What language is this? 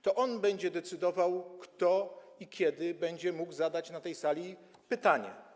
Polish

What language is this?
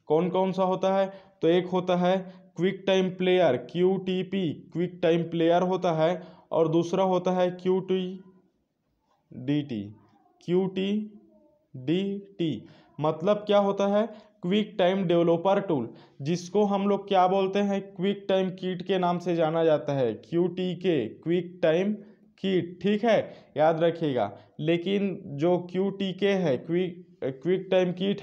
Hindi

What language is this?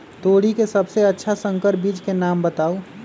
Magahi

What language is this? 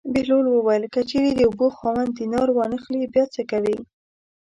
Pashto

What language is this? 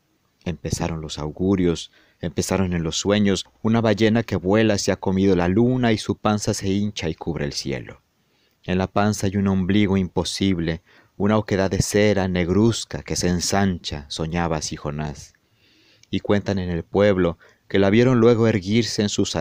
Spanish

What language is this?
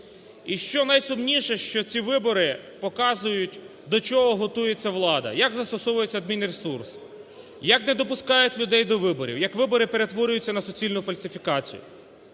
Ukrainian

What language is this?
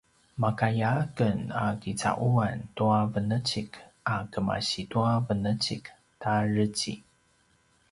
Paiwan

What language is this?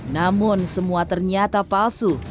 Indonesian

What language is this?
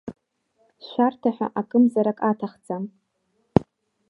Abkhazian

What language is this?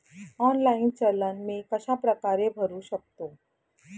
Marathi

